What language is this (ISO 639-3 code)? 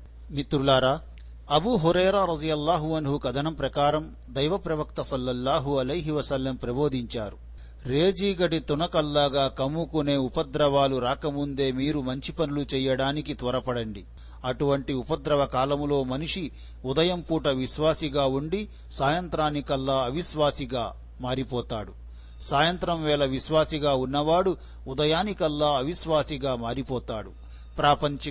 tel